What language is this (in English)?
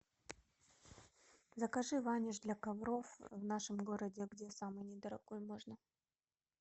Russian